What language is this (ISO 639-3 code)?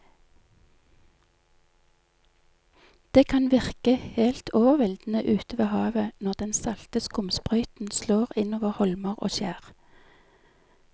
nor